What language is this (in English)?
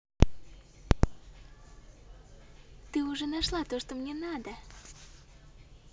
Russian